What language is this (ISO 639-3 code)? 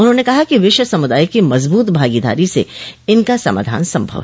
hin